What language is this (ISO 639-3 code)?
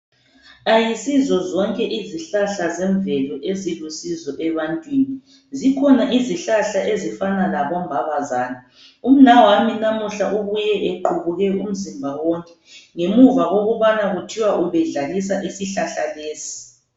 nde